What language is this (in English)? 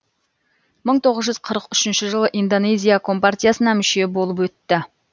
Kazakh